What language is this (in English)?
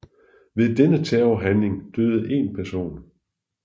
Danish